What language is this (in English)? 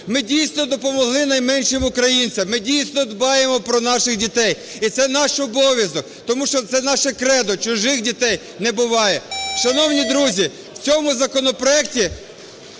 Ukrainian